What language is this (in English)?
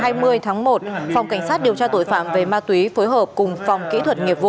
Vietnamese